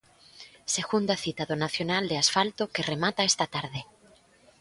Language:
Galician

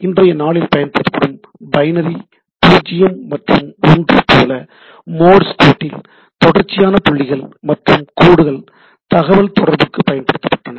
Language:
Tamil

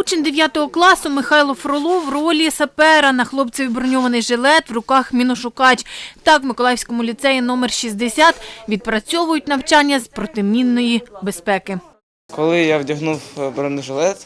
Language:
Ukrainian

